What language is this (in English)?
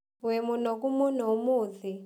Kikuyu